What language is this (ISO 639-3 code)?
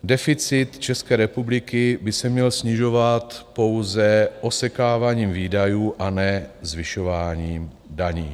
ces